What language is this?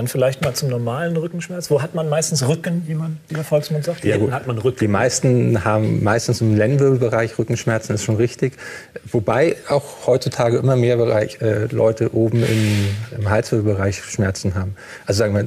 German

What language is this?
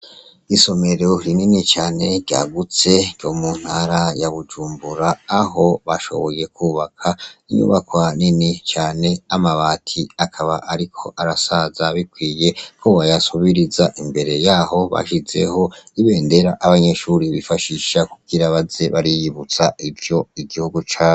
Rundi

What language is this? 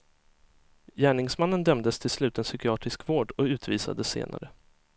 Swedish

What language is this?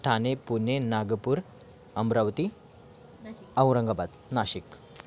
Marathi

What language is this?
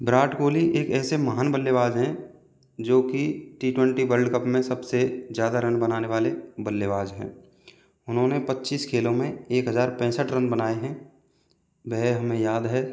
Hindi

